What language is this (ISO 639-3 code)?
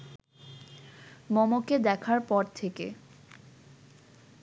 ben